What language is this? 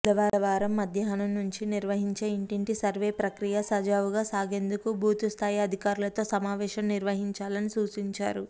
Telugu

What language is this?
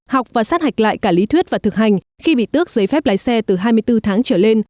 Vietnamese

